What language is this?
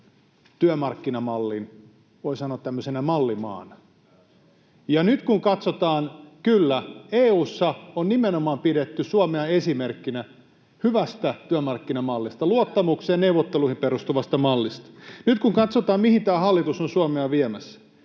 Finnish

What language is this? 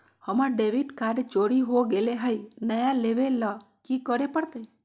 Magahi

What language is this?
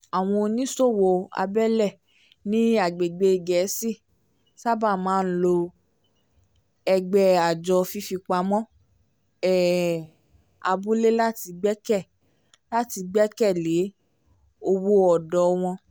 Yoruba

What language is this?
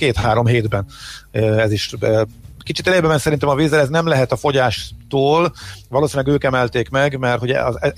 Hungarian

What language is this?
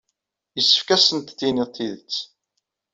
Kabyle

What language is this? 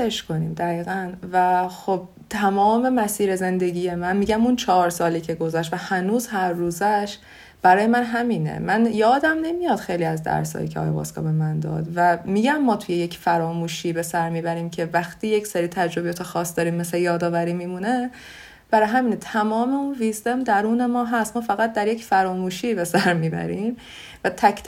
Persian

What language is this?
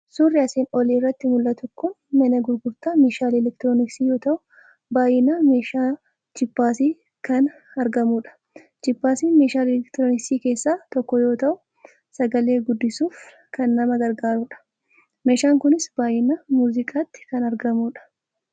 Oromo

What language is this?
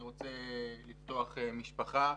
Hebrew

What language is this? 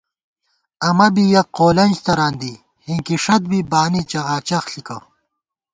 Gawar-Bati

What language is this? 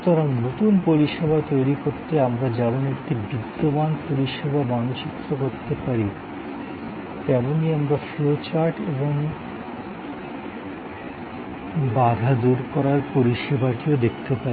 Bangla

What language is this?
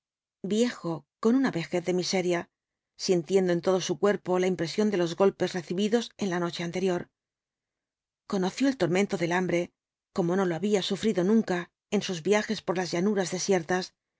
Spanish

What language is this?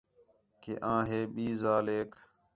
Khetrani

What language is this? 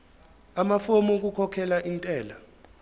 Zulu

